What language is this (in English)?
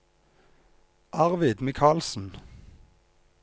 Norwegian